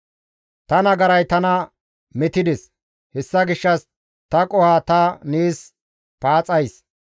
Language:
Gamo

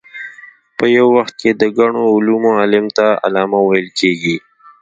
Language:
Pashto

